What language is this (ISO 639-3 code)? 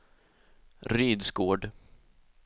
swe